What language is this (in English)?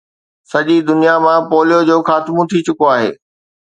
Sindhi